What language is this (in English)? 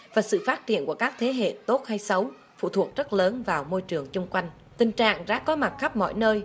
Vietnamese